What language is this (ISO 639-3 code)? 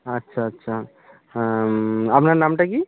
ben